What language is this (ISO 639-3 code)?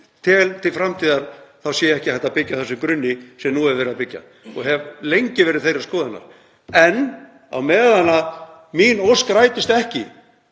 isl